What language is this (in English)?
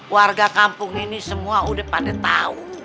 Indonesian